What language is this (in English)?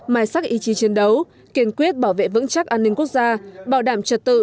Vietnamese